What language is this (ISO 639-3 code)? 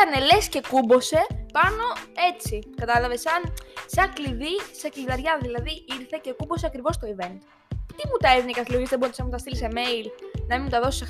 ell